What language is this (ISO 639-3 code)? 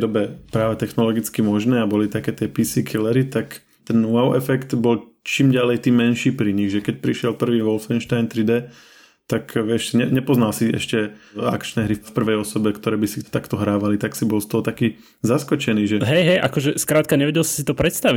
slk